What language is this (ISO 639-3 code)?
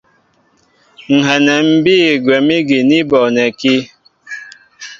mbo